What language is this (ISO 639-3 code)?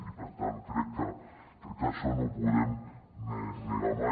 cat